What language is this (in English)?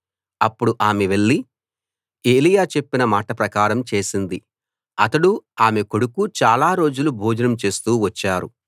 Telugu